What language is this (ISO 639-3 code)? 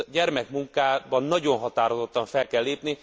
hun